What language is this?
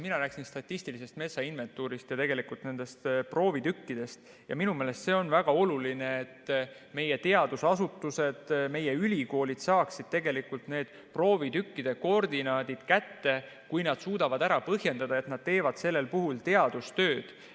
Estonian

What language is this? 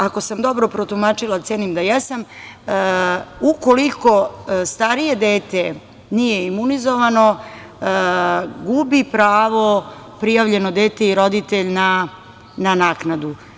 Serbian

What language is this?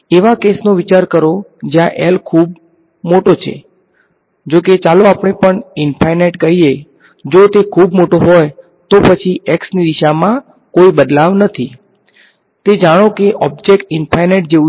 Gujarati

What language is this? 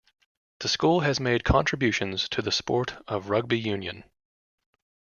English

